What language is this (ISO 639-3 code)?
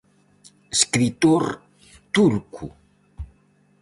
glg